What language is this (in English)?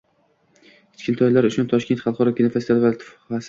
Uzbek